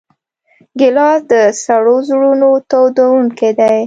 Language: Pashto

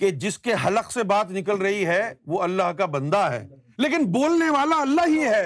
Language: Urdu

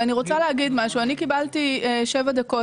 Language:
Hebrew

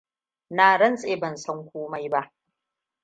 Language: Hausa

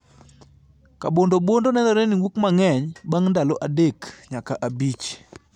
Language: Luo (Kenya and Tanzania)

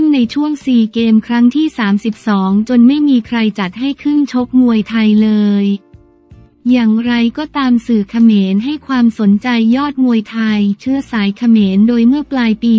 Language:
Thai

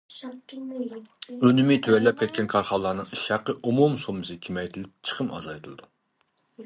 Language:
Uyghur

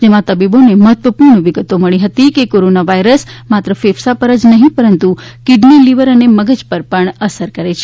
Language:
Gujarati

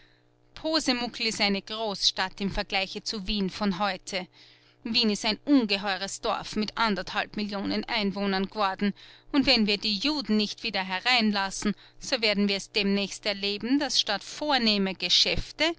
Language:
German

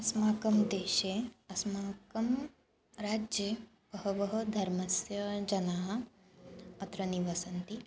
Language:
Sanskrit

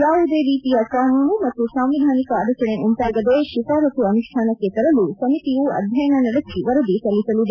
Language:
Kannada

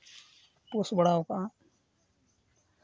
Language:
Santali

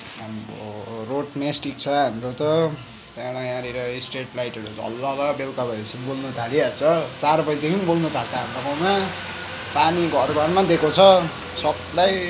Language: Nepali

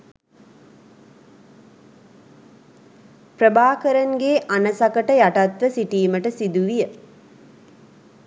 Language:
Sinhala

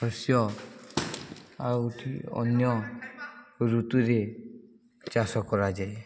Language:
Odia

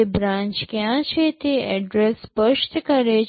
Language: Gujarati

